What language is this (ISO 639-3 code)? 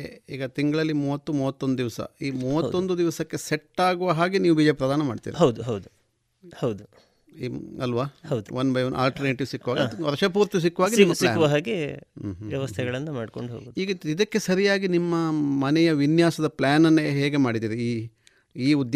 kan